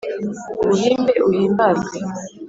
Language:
Kinyarwanda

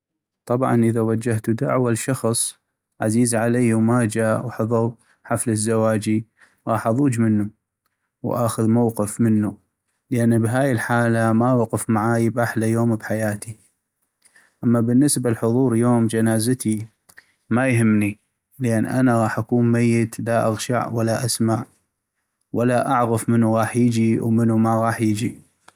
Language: North Mesopotamian Arabic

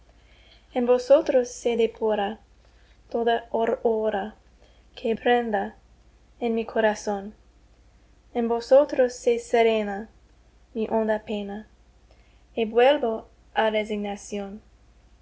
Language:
Spanish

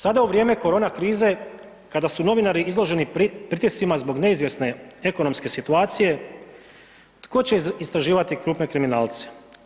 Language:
Croatian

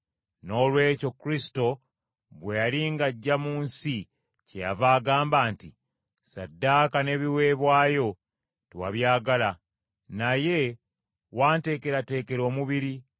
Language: Ganda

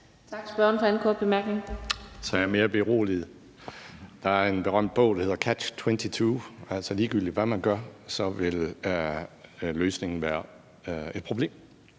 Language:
Danish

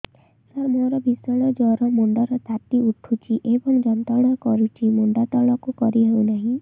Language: Odia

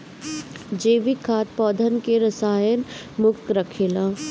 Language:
Bhojpuri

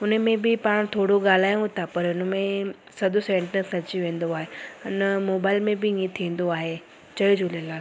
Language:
Sindhi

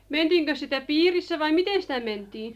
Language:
Finnish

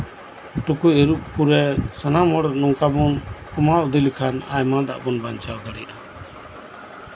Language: Santali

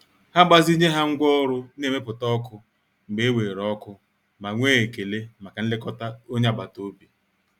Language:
Igbo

